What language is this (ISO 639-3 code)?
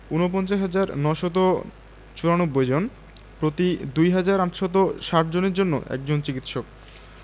ben